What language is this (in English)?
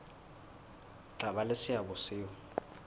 Southern Sotho